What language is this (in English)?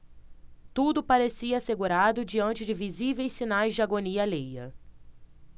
Portuguese